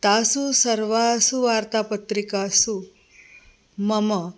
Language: Sanskrit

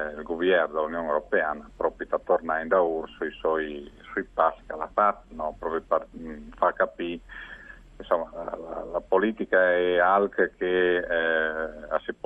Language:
Italian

